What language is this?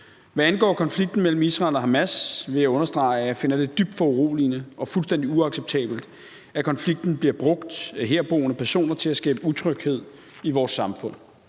Danish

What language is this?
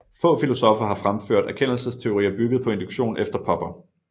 Danish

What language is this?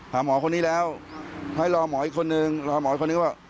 Thai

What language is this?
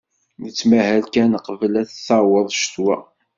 Kabyle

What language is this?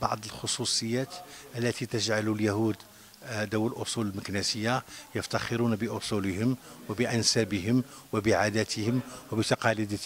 Arabic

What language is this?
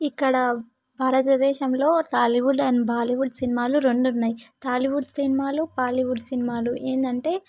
Telugu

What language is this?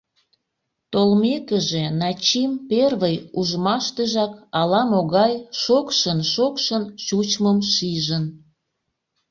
Mari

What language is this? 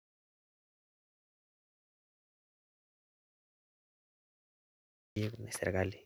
Masai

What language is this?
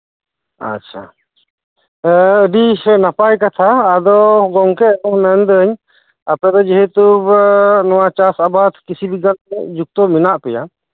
Santali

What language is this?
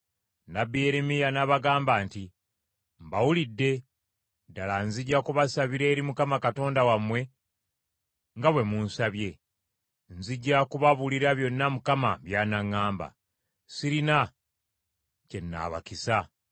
Ganda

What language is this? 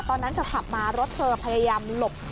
Thai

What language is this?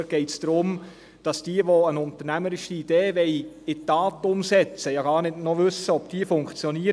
Swiss German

